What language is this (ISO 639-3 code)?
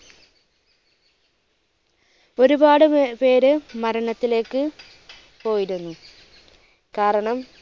mal